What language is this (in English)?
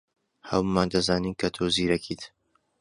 Central Kurdish